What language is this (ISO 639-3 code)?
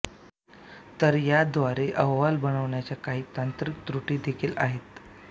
mar